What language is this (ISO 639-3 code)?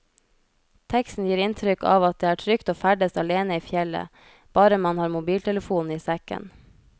nor